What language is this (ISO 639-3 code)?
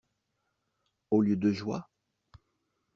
fra